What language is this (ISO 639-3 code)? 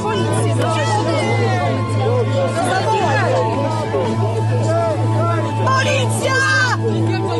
pol